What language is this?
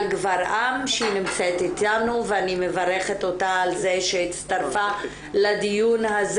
Hebrew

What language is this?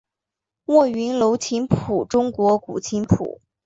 Chinese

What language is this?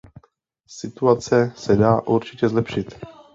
Czech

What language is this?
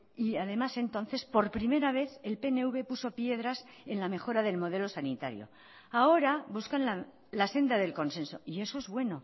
Spanish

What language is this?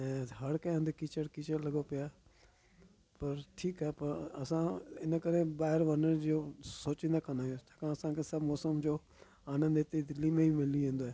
Sindhi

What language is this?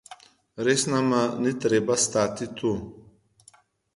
Slovenian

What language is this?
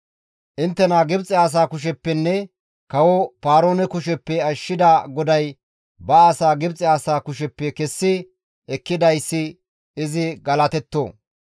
Gamo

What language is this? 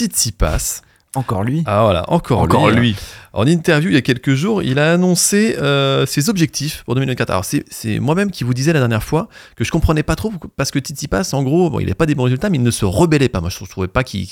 French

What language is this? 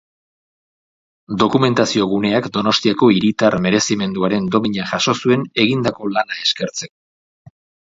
Basque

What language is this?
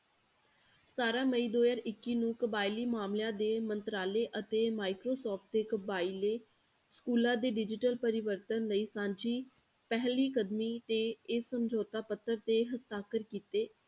Punjabi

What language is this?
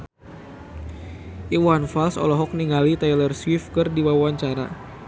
Sundanese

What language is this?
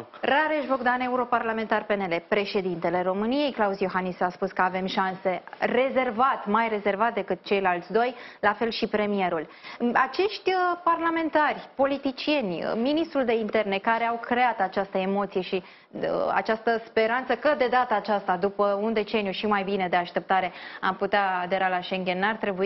Romanian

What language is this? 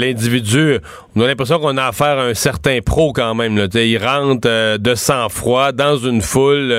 French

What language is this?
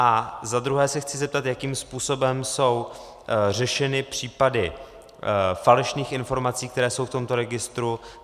Czech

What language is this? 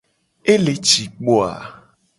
Gen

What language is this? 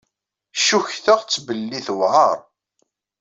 Kabyle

